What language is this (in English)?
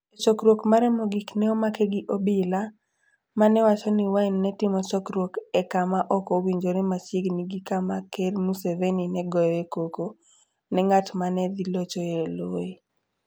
Luo (Kenya and Tanzania)